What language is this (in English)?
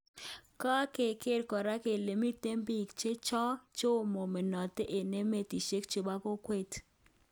Kalenjin